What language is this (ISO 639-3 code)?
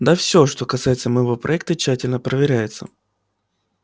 rus